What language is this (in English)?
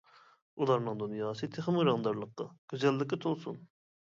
Uyghur